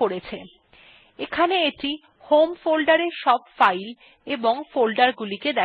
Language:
German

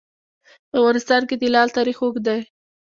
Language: Pashto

